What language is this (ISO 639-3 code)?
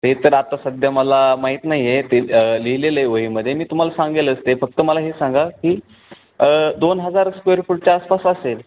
mar